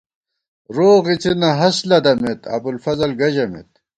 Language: Gawar-Bati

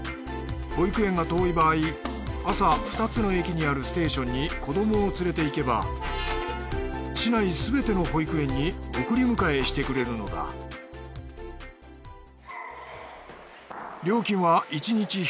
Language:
Japanese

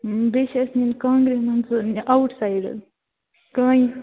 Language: Kashmiri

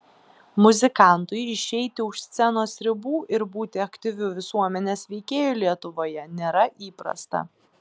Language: Lithuanian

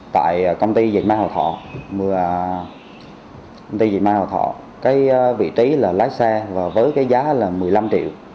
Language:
Vietnamese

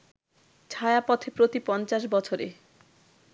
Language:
Bangla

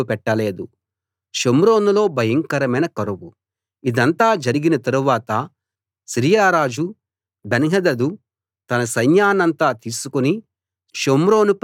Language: Telugu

